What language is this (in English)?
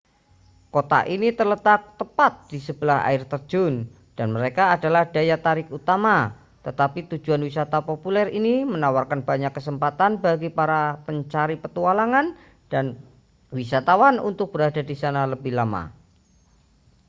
Indonesian